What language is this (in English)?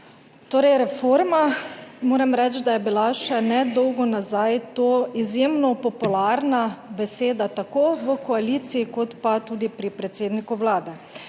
Slovenian